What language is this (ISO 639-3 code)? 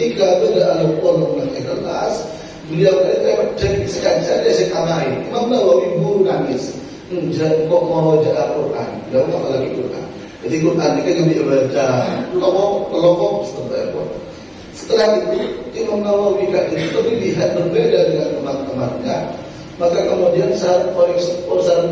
ind